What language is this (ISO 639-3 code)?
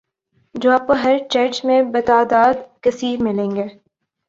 urd